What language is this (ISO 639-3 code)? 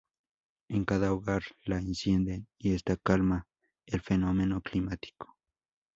spa